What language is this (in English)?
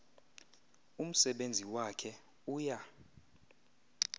Xhosa